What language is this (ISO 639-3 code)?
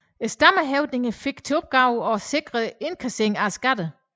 dan